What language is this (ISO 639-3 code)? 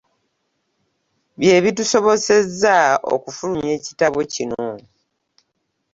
lug